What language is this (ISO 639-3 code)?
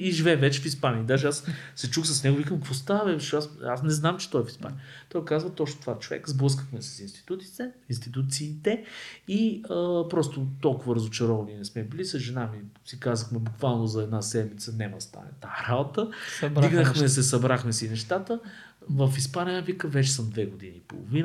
bul